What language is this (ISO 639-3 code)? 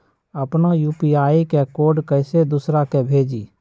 mag